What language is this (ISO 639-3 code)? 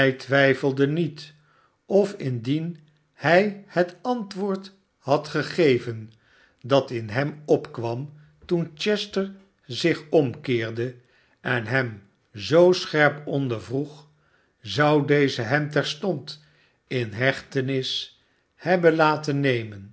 nld